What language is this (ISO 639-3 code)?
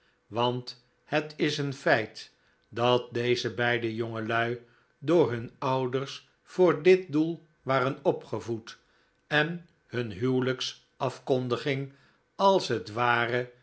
nld